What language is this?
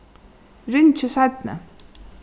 Faroese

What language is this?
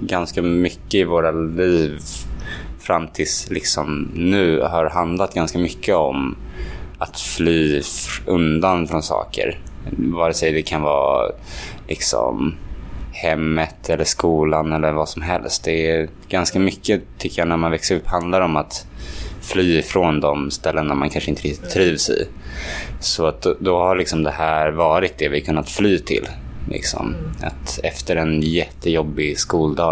Swedish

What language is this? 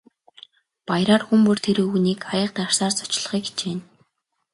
Mongolian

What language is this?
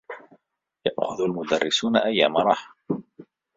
Arabic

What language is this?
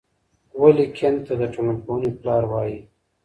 Pashto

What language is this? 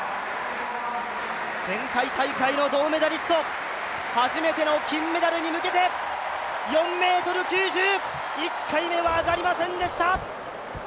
Japanese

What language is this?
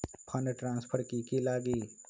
Magahi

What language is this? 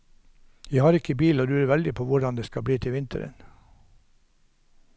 Norwegian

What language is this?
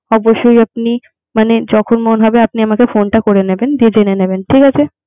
Bangla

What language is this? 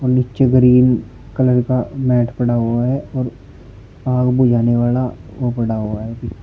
Hindi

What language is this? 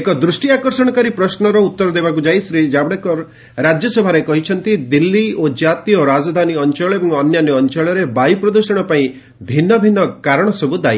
Odia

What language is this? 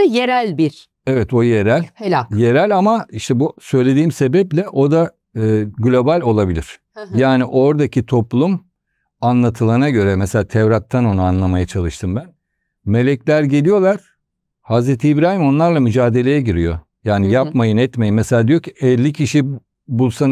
Turkish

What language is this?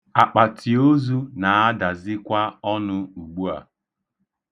Igbo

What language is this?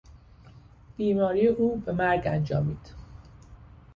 Persian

